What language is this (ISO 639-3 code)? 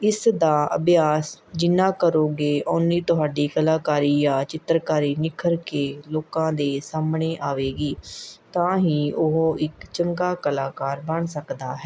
pan